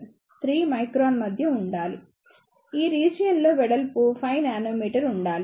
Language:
Telugu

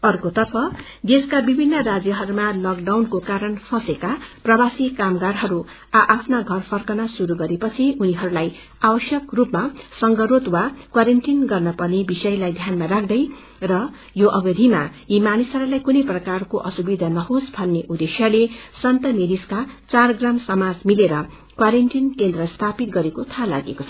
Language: Nepali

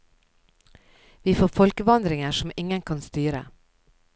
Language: Norwegian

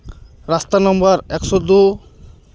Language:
Santali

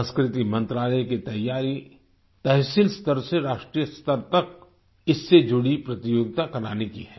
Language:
Hindi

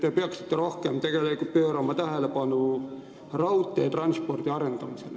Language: Estonian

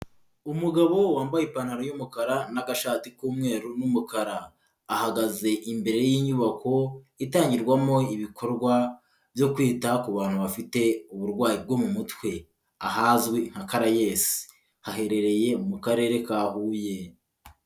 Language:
Kinyarwanda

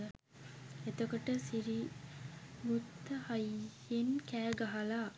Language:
Sinhala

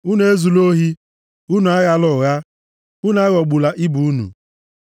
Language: Igbo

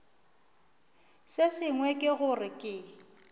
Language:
Northern Sotho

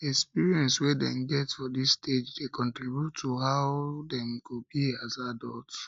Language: Nigerian Pidgin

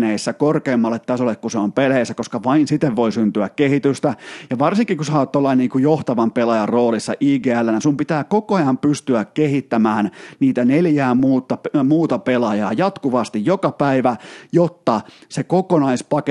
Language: Finnish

